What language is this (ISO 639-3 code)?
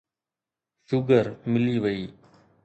snd